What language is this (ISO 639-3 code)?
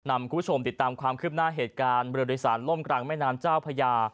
tha